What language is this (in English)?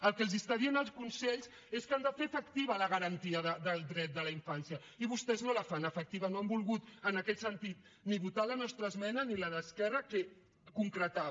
Catalan